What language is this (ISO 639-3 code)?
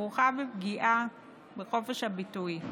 heb